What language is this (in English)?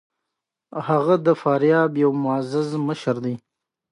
Pashto